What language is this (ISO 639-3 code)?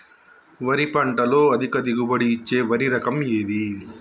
tel